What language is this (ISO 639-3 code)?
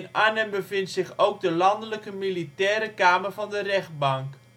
nld